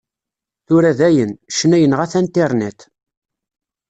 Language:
Kabyle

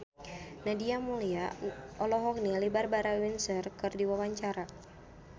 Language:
Sundanese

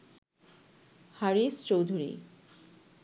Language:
Bangla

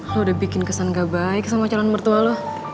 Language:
Indonesian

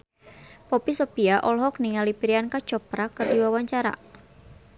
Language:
Sundanese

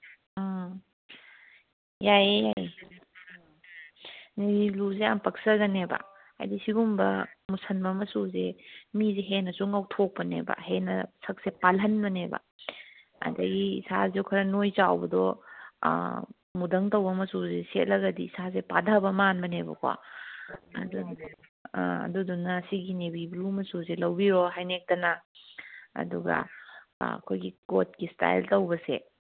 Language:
Manipuri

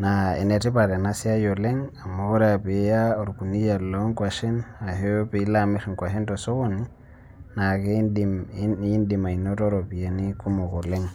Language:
Masai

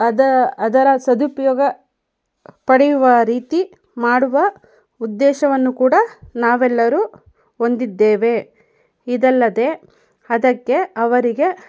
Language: Kannada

